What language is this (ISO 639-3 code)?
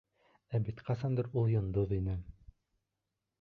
bak